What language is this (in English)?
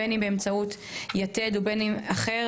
Hebrew